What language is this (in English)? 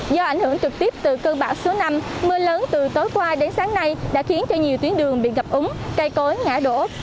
Vietnamese